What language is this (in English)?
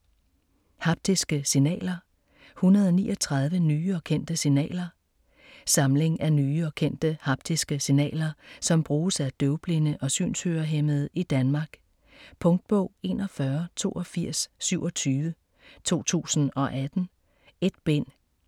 Danish